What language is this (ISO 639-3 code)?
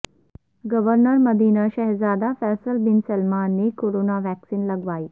urd